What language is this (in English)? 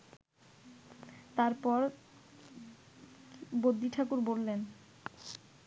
Bangla